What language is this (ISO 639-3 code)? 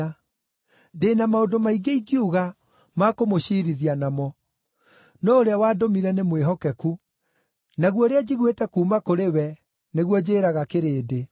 kik